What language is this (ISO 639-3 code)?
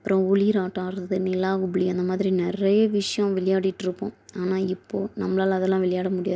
tam